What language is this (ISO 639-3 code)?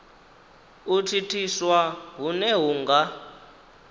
ven